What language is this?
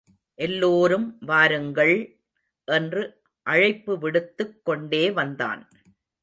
Tamil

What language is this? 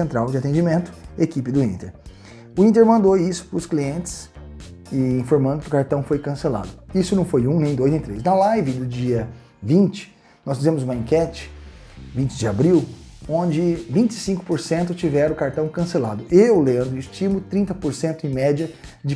Portuguese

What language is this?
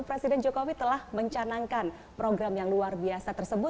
Indonesian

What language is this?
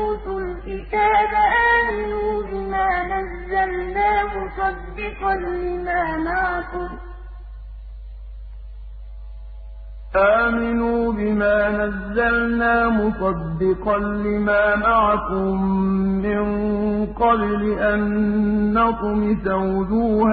Arabic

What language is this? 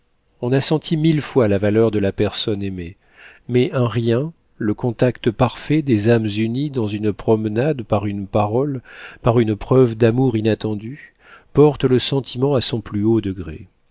French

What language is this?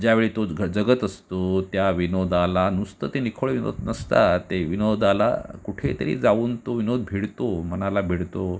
Marathi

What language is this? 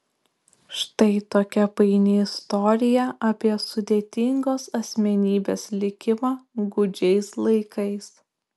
Lithuanian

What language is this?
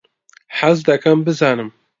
Central Kurdish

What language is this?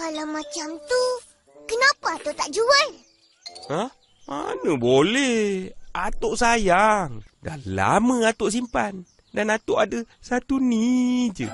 Malay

